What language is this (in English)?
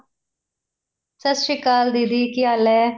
Punjabi